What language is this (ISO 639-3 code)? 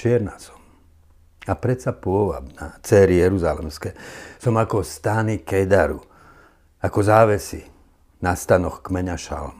slk